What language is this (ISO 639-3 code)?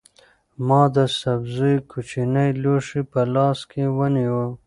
pus